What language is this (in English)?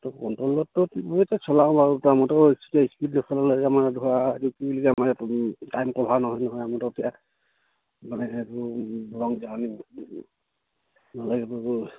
Assamese